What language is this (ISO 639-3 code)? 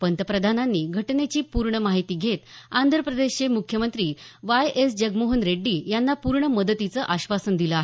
mar